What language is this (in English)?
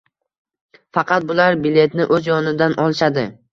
Uzbek